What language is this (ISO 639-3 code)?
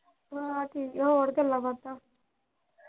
pan